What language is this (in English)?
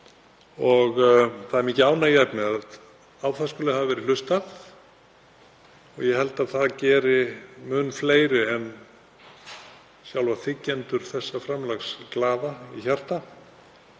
Icelandic